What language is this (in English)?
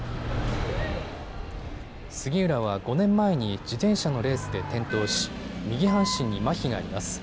Japanese